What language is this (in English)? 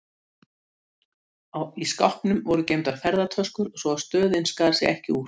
Icelandic